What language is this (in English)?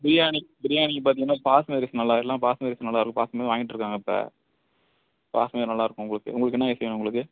Tamil